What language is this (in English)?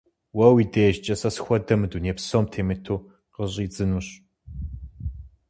Kabardian